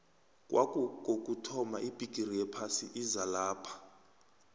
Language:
South Ndebele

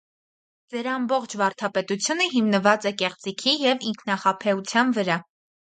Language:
Armenian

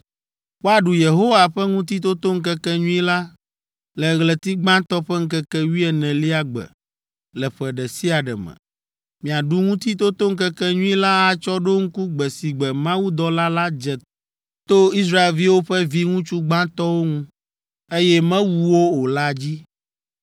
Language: Ewe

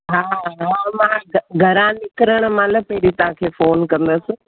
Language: Sindhi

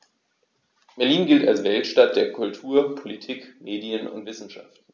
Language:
German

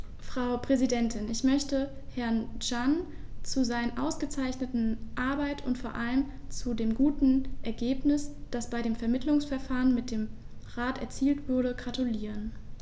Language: German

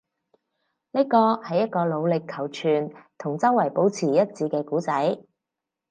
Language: Cantonese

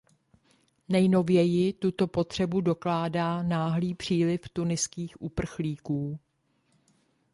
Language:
Czech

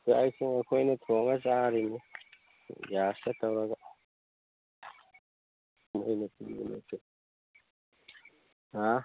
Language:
Manipuri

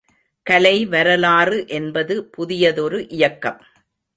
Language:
Tamil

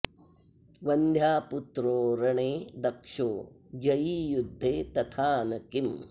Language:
Sanskrit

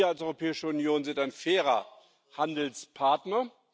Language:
German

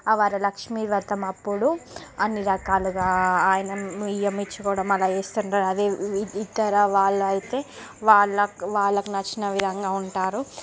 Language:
Telugu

